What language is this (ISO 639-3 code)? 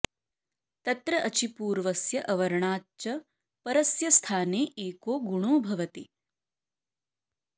san